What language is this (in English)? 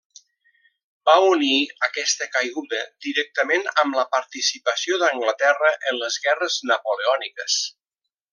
Catalan